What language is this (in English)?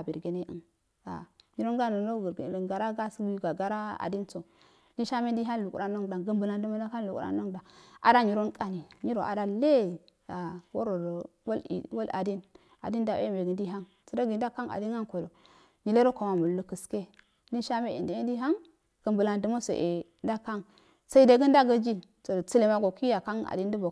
Afade